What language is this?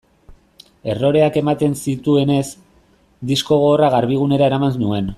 Basque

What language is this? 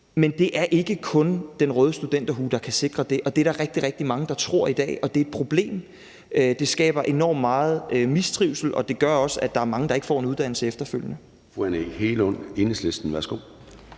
Danish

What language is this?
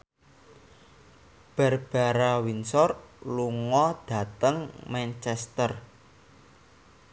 Javanese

